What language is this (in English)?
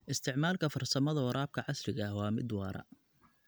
Somali